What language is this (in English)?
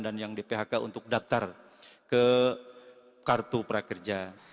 Indonesian